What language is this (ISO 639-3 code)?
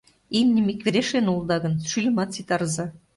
chm